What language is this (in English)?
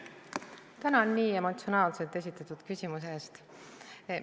Estonian